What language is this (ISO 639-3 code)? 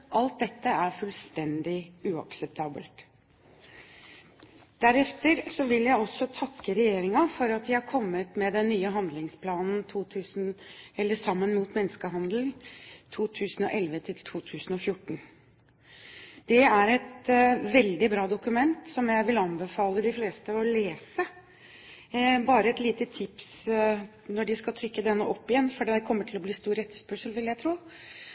nob